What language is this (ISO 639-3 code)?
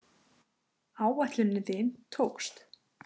isl